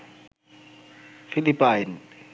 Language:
Bangla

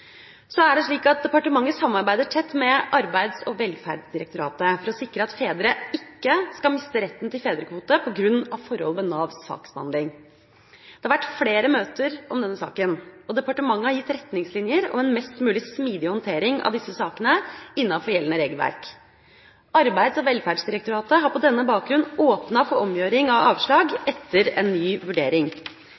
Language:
Norwegian Bokmål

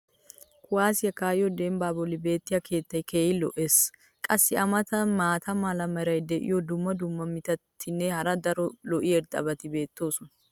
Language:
Wolaytta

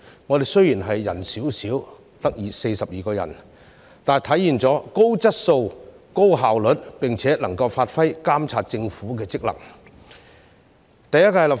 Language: Cantonese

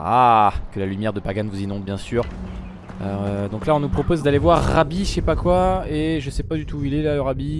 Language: French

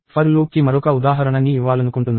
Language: Telugu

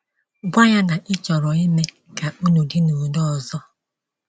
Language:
Igbo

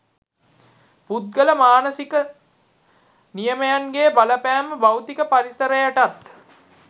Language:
Sinhala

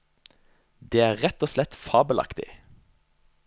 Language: Norwegian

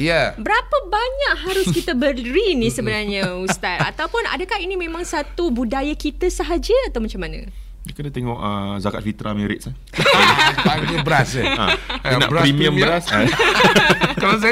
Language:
Malay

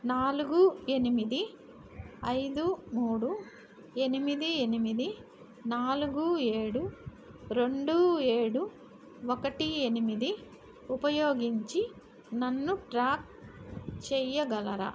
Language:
Telugu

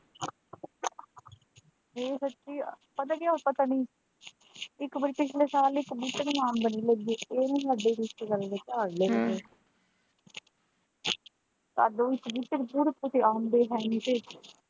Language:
Punjabi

